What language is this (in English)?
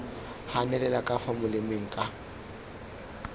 Tswana